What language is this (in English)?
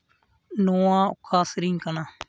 Santali